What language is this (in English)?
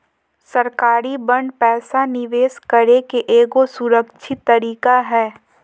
Magahi